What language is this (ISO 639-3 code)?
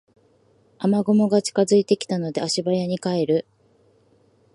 jpn